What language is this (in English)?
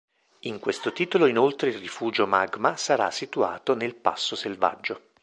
Italian